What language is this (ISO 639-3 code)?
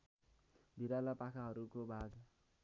nep